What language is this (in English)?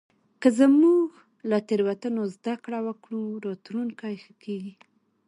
Pashto